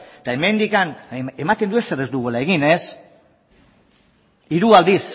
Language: Basque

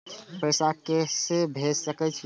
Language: Maithili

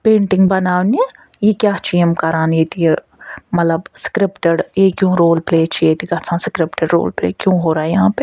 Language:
Kashmiri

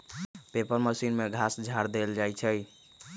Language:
Magahi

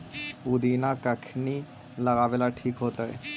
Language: Magahi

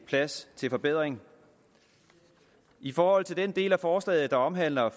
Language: Danish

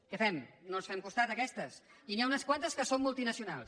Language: Catalan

